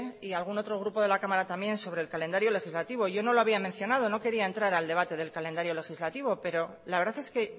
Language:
Spanish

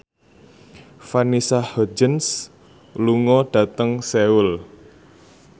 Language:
Javanese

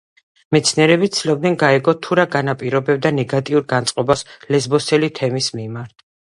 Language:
Georgian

